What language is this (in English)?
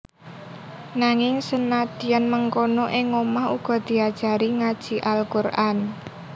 Javanese